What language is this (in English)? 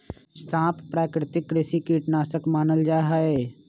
Magahi